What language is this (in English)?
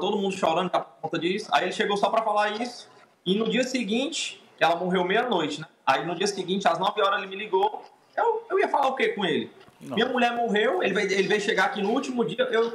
Portuguese